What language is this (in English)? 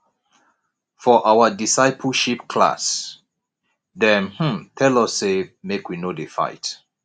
Nigerian Pidgin